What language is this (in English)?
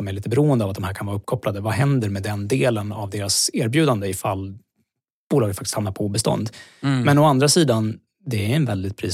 Swedish